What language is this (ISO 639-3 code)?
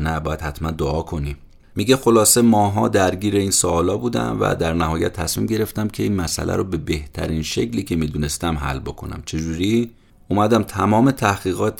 fas